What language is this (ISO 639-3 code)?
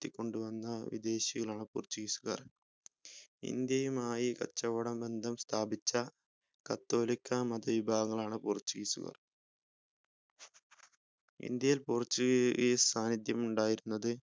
mal